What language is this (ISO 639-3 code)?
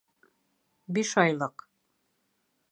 bak